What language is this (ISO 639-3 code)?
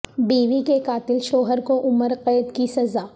urd